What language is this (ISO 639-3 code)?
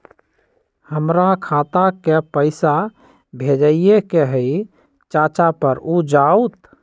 mag